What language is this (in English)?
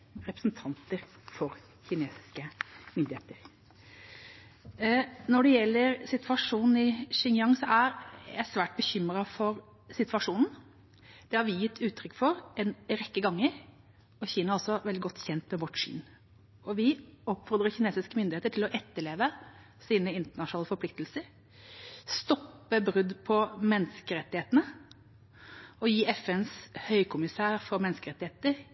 Norwegian Bokmål